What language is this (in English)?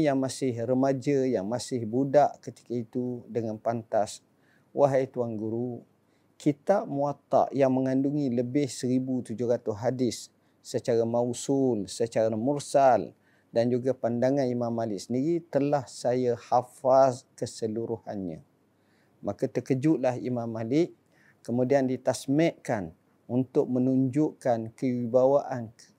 Malay